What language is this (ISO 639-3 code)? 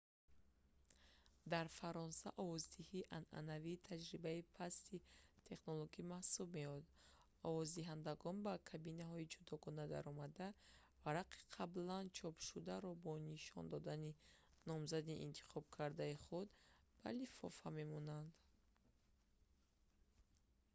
tgk